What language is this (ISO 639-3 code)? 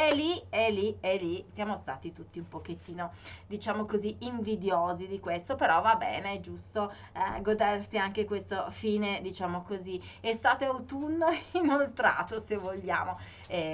ita